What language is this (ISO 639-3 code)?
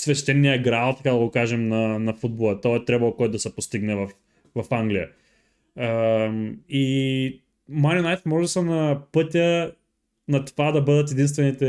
bul